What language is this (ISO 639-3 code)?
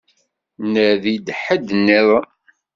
kab